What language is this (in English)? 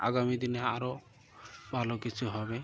Bangla